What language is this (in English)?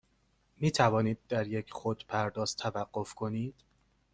Persian